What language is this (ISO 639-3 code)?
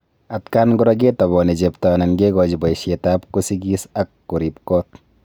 kln